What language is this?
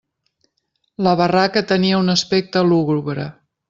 Catalan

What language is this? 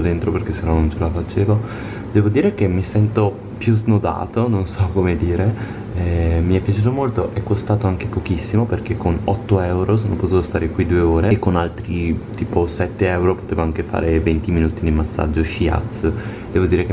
Italian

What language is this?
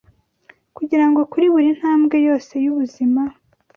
Kinyarwanda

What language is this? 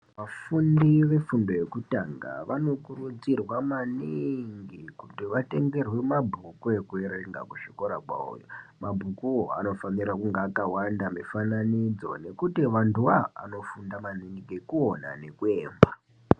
Ndau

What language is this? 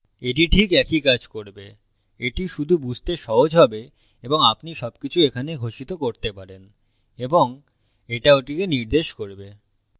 Bangla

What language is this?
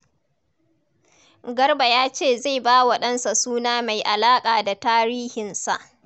Hausa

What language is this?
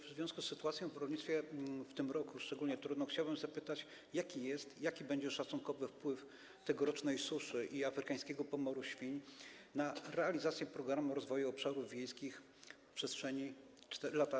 Polish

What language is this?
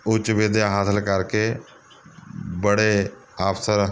Punjabi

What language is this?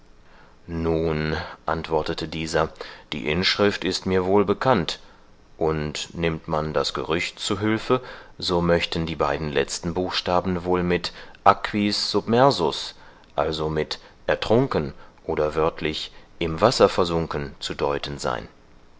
German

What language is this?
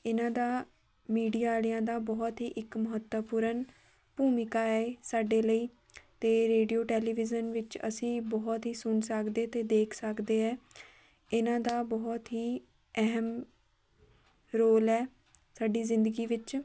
Punjabi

